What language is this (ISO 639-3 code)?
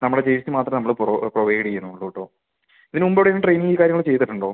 mal